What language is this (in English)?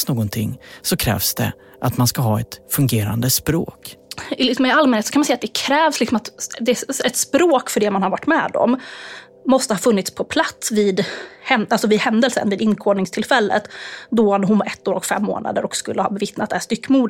Swedish